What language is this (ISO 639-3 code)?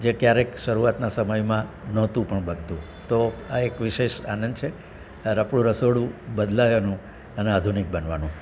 guj